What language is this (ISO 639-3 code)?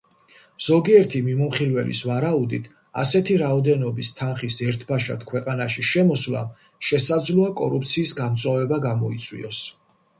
kat